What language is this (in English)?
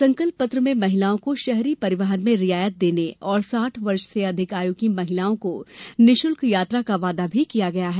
Hindi